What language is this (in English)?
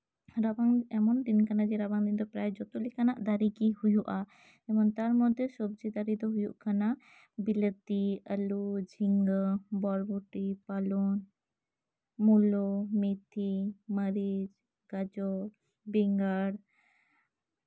Santali